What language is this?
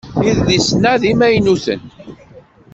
Kabyle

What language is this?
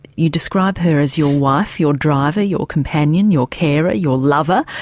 English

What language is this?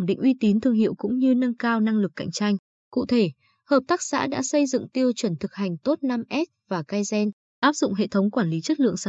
Vietnamese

